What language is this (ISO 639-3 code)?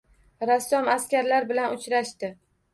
uzb